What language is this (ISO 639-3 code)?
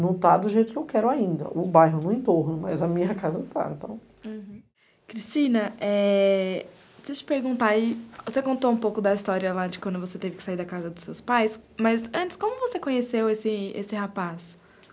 por